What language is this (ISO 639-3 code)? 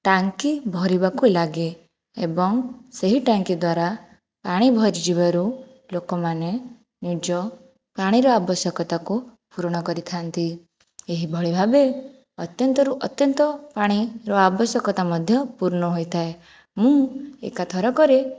ori